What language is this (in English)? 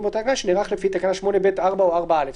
Hebrew